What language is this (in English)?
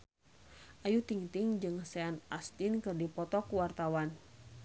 Sundanese